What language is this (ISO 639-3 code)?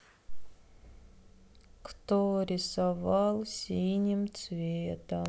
rus